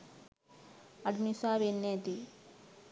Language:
Sinhala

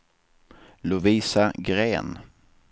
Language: Swedish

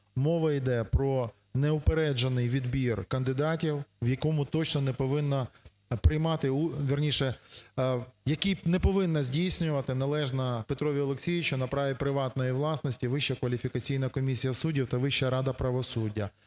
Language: Ukrainian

